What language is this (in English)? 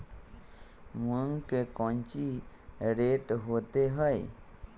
Magahi